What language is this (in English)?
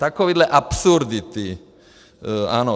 Czech